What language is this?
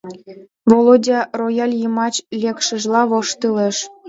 Mari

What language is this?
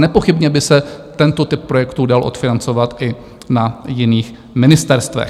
Czech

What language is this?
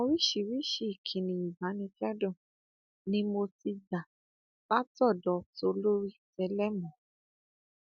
Yoruba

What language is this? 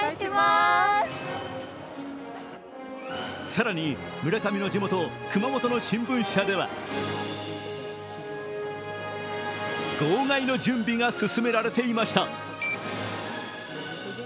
Japanese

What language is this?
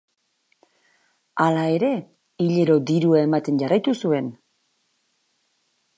Basque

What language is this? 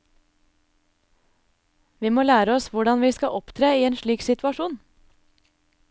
Norwegian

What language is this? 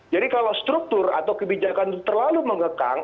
Indonesian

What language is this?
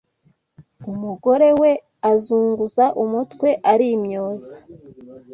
Kinyarwanda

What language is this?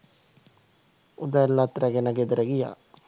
Sinhala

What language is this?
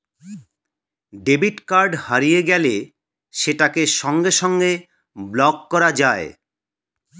Bangla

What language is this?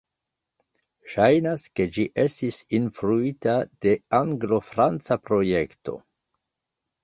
Esperanto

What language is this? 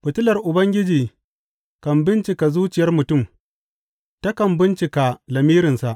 Hausa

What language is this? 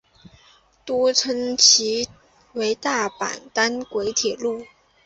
Chinese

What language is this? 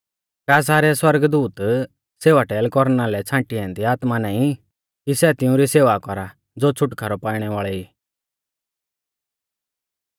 Mahasu Pahari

